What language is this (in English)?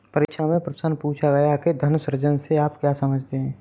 Hindi